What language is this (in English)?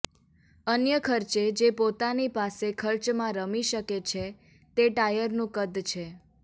Gujarati